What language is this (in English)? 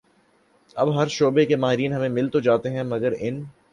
Urdu